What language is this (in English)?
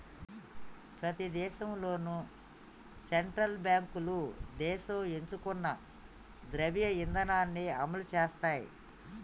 Telugu